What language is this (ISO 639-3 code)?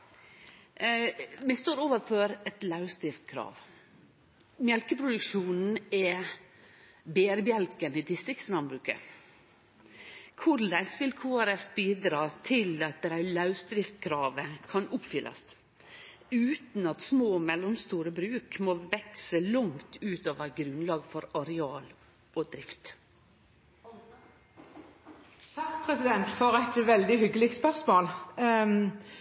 nor